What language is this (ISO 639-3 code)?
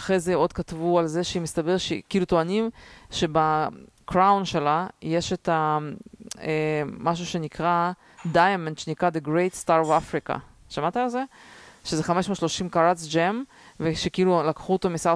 heb